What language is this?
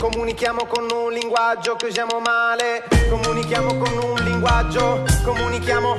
Italian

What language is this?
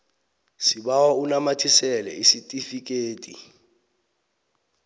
South Ndebele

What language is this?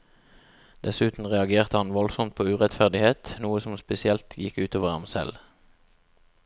Norwegian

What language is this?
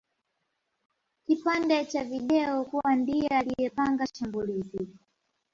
Swahili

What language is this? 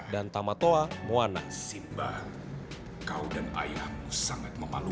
Indonesian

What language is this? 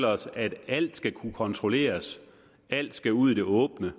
Danish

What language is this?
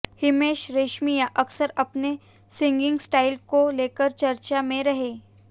Hindi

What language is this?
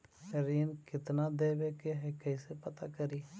Magahi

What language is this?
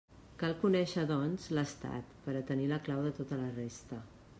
Catalan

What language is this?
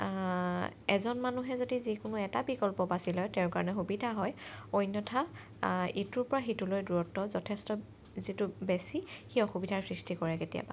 Assamese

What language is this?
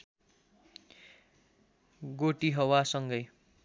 Nepali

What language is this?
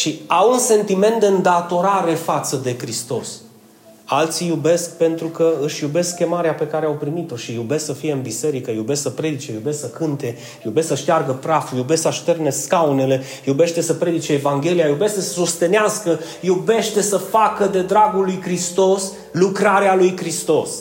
Romanian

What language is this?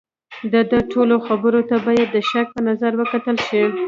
Pashto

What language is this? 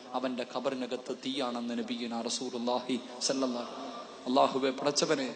Arabic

